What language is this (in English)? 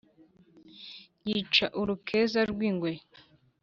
Kinyarwanda